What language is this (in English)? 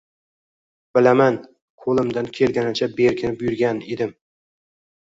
Uzbek